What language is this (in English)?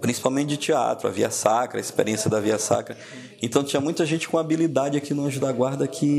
Portuguese